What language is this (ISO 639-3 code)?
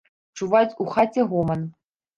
bel